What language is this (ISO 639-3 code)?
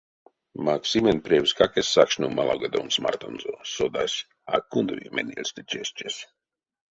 myv